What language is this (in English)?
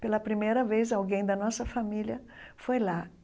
Portuguese